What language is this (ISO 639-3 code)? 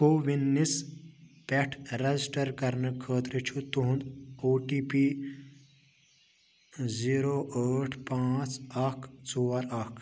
kas